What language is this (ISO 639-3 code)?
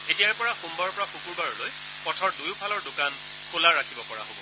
asm